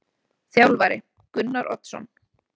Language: Icelandic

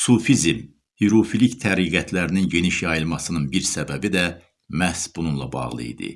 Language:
Turkish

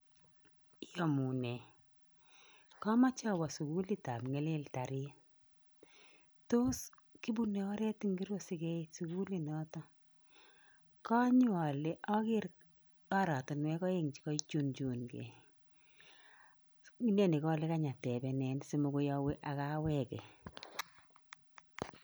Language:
Kalenjin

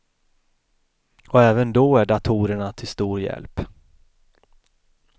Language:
Swedish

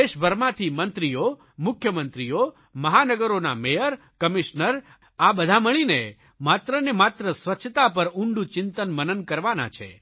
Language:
Gujarati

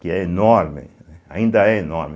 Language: Portuguese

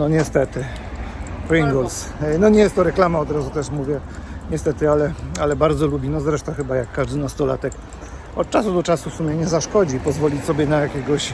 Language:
Polish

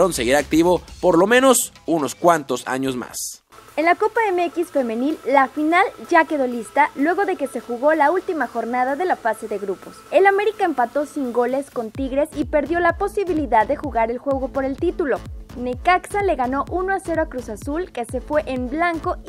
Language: Spanish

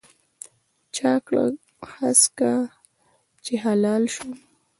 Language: Pashto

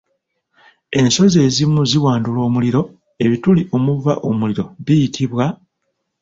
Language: Ganda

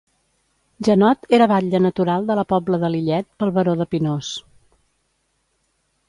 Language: Catalan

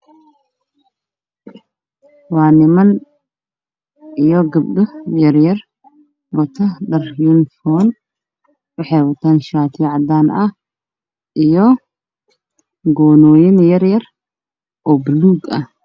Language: Somali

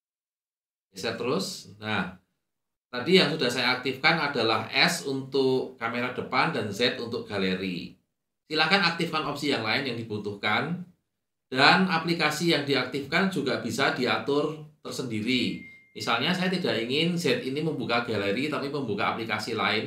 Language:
Indonesian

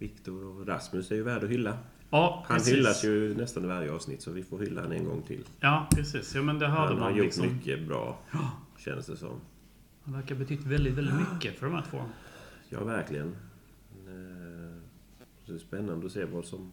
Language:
Swedish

